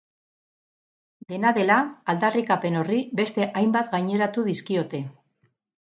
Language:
Basque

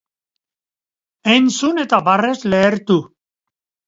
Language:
Basque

